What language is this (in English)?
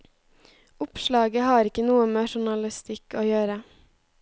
Norwegian